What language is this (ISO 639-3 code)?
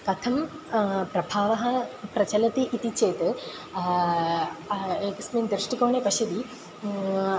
san